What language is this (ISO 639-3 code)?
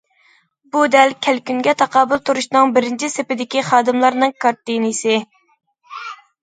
uig